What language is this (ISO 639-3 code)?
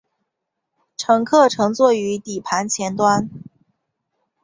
zho